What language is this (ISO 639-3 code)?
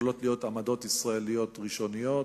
heb